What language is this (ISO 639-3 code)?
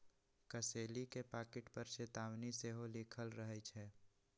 mag